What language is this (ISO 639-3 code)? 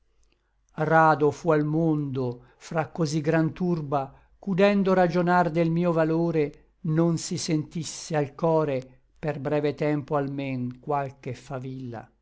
ita